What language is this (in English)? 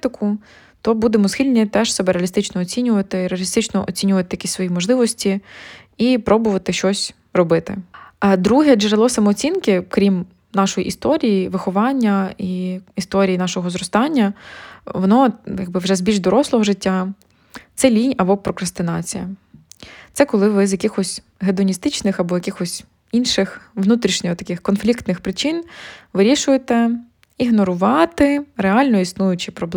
Ukrainian